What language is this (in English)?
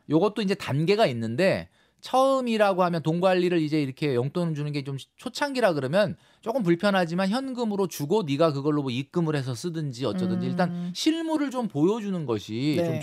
Korean